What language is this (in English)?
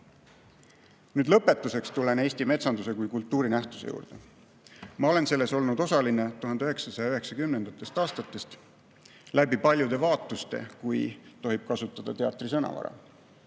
Estonian